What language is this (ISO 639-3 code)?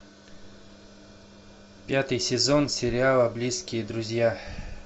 rus